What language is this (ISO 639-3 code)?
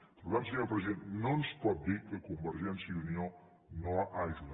cat